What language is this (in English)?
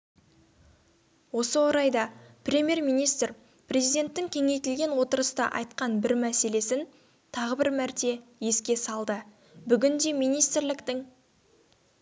Kazakh